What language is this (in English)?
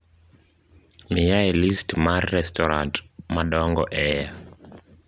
Luo (Kenya and Tanzania)